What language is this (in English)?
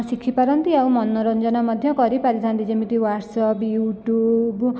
Odia